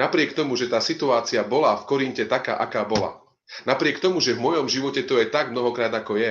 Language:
Slovak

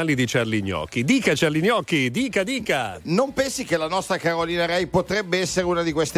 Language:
Italian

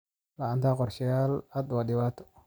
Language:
Somali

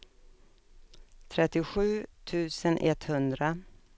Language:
Swedish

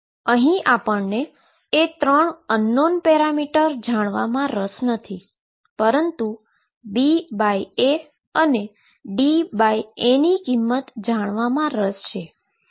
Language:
Gujarati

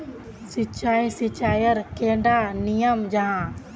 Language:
Magahi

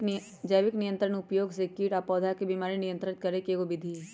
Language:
Magahi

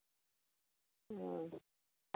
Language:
Santali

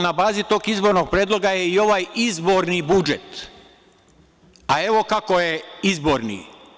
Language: Serbian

